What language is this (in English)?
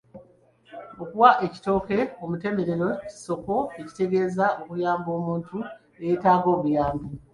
Ganda